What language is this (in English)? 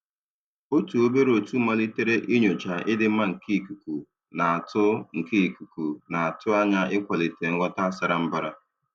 Igbo